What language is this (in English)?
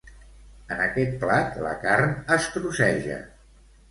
Catalan